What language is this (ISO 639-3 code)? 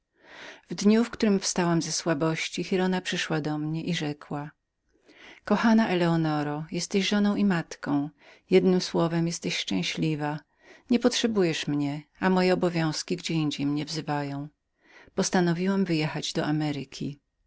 pol